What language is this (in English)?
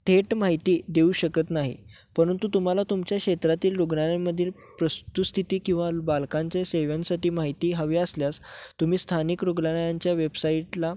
Marathi